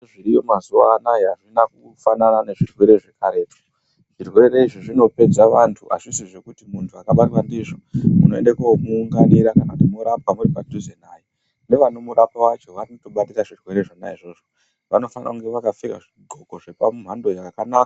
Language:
Ndau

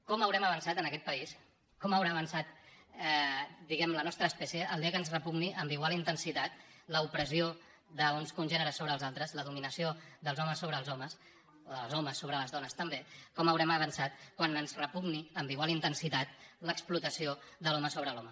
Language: Catalan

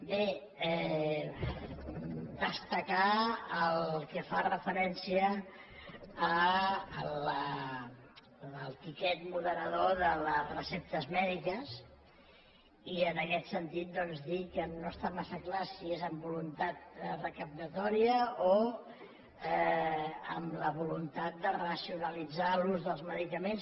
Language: Catalan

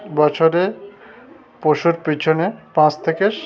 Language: Bangla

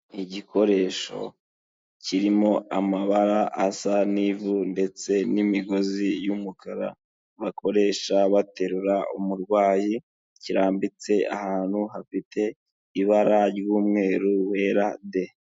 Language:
Kinyarwanda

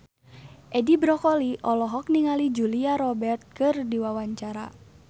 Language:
Sundanese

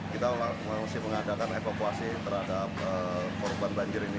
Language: Indonesian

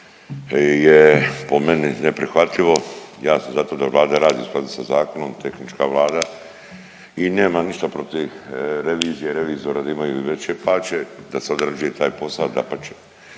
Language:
Croatian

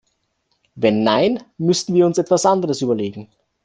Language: German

